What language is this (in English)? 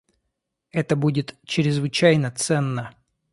Russian